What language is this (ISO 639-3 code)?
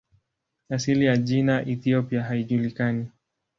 swa